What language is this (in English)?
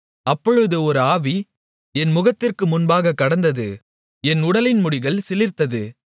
Tamil